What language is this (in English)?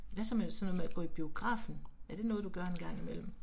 Danish